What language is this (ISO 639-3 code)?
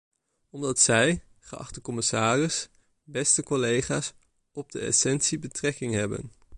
nld